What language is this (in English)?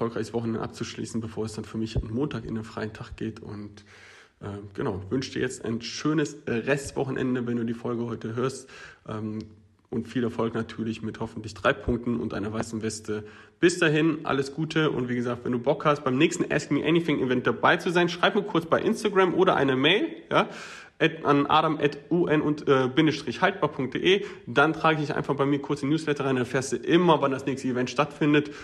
German